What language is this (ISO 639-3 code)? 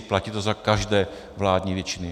ces